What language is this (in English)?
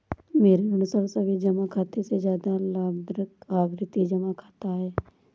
Hindi